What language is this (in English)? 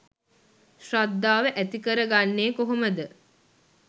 Sinhala